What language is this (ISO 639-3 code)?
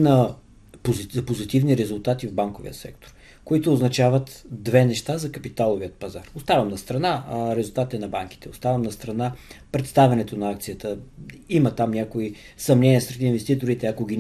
bul